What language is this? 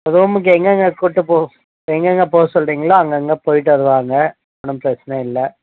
Tamil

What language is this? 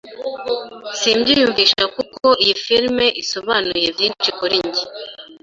Kinyarwanda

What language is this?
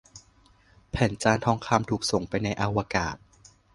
Thai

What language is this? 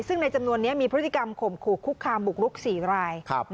Thai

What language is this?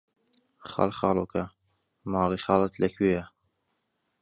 Central Kurdish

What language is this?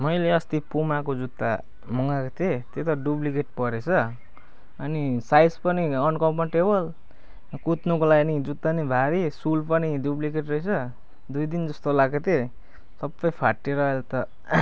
Nepali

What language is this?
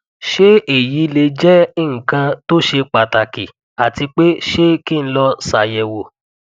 Yoruba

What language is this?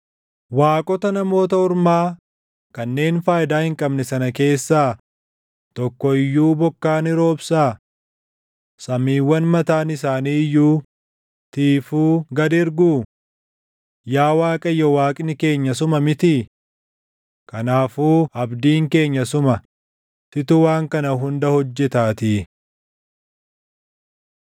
Oromo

